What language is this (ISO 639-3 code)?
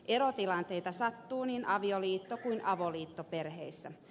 fin